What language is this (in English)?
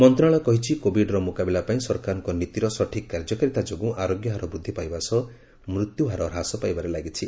Odia